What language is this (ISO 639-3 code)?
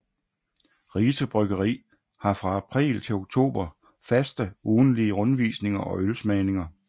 dan